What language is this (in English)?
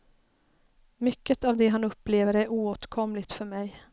Swedish